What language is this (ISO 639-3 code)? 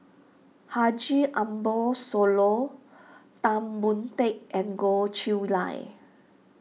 eng